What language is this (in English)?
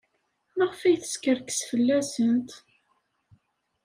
Kabyle